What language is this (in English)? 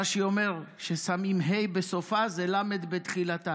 Hebrew